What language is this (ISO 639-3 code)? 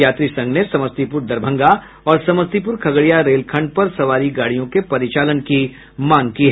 hin